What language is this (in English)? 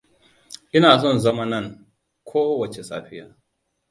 Hausa